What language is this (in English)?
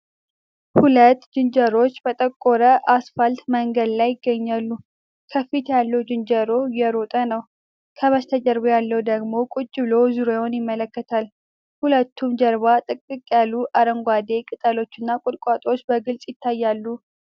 Amharic